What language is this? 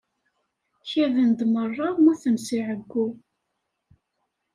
Kabyle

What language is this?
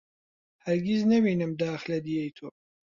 Central Kurdish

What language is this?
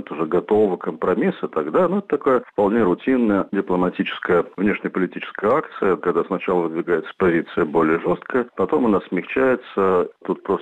Russian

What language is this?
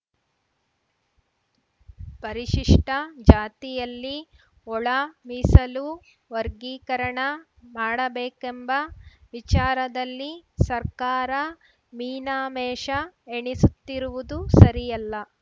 Kannada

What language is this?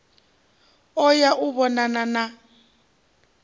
Venda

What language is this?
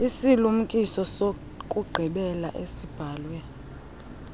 Xhosa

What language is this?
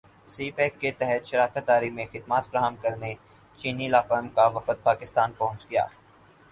Urdu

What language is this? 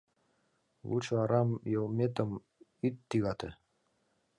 Mari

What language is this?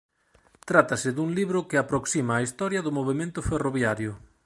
Galician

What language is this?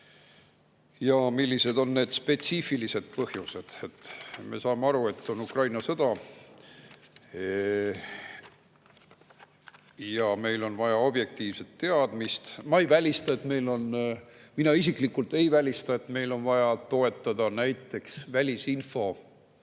Estonian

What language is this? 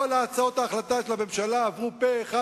Hebrew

